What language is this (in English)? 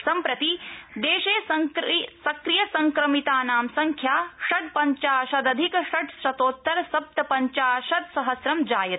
Sanskrit